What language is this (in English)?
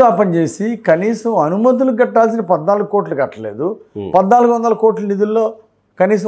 Telugu